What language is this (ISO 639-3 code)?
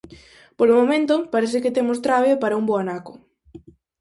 glg